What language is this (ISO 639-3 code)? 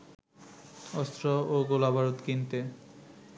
ben